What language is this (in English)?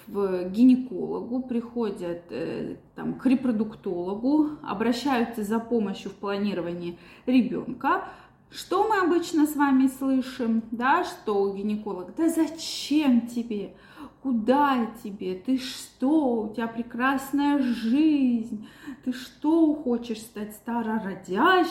Russian